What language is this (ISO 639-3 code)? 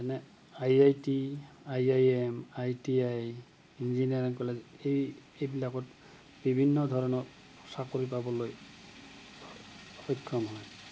asm